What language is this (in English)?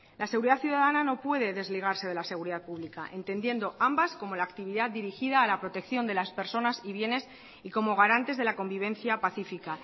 Spanish